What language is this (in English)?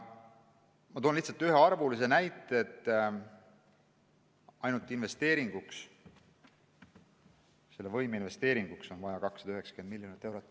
Estonian